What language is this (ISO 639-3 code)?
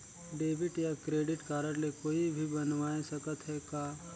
hne